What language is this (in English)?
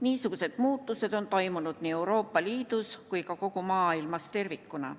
Estonian